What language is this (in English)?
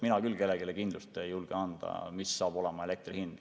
Estonian